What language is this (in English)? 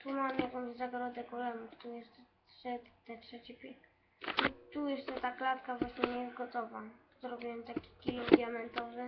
Polish